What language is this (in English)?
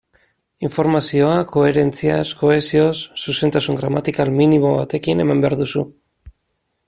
Basque